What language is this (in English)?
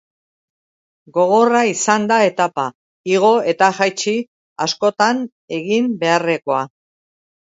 Basque